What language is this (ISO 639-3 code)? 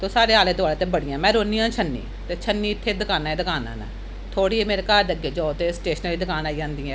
doi